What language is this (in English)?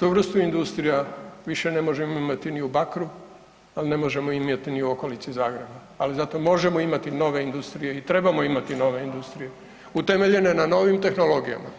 Croatian